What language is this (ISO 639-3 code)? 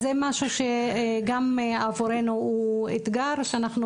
heb